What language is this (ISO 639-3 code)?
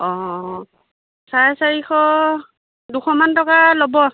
asm